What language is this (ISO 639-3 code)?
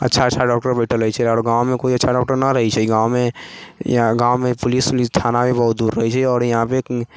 mai